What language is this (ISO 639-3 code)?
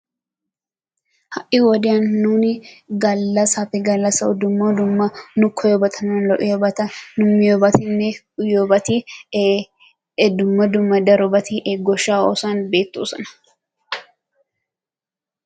wal